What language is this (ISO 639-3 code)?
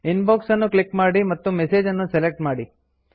kan